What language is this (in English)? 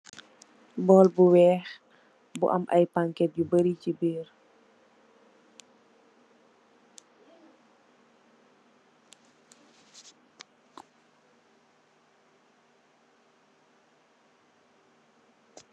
Wolof